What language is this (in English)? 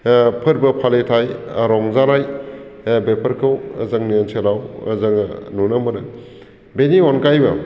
Bodo